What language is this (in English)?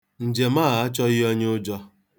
Igbo